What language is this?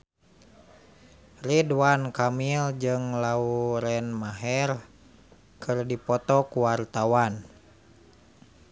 Sundanese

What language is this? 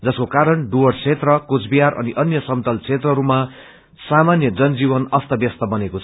Nepali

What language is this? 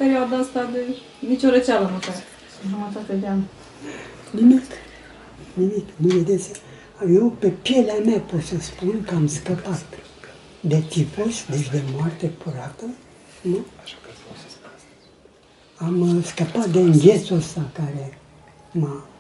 Romanian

